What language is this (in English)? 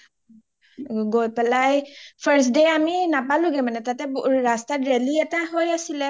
Assamese